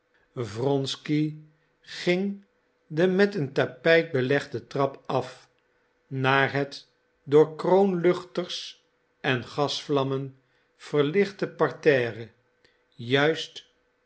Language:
Dutch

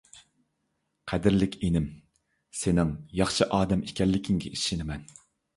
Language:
Uyghur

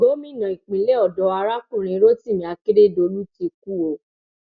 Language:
Yoruba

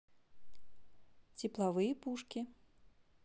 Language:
Russian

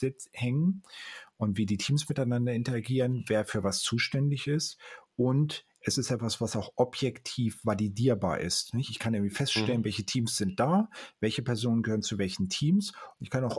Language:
German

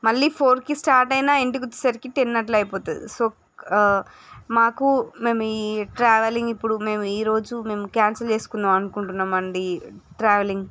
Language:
Telugu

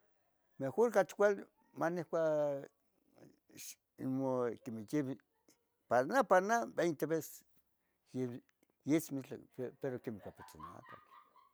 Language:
Tetelcingo Nahuatl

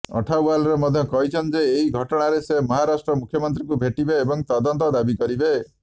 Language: Odia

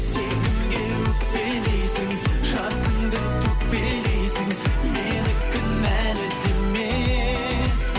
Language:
Kazakh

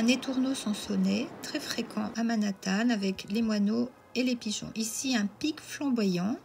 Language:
French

